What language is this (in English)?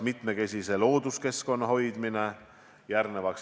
Estonian